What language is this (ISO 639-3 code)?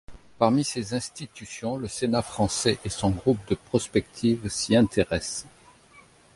fra